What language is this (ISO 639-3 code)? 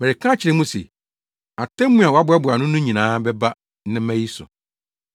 aka